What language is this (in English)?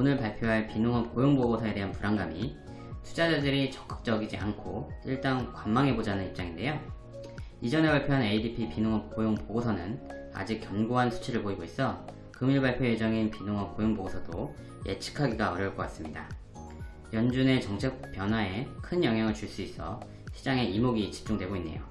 Korean